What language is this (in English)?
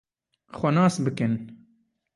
Kurdish